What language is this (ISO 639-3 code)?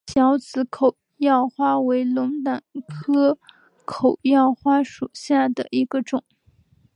zho